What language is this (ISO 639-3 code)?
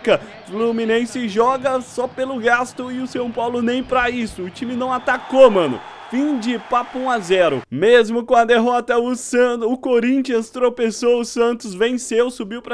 por